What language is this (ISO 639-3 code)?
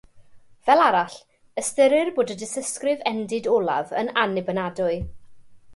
cym